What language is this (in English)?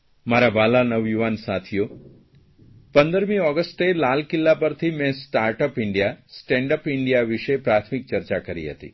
Gujarati